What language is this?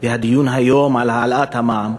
Hebrew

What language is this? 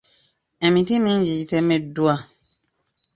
Ganda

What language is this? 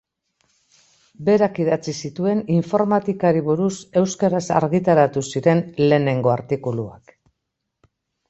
Basque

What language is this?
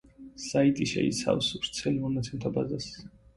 Georgian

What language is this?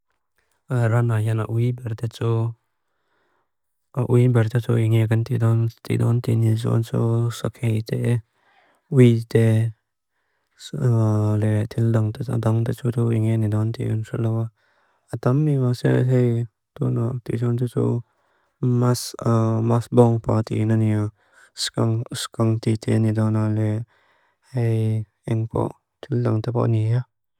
Mizo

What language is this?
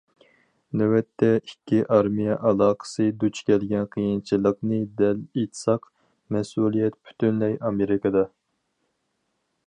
Uyghur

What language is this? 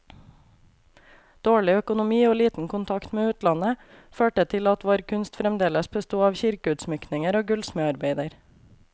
Norwegian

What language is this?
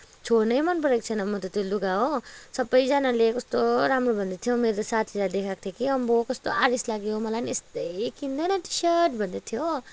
Nepali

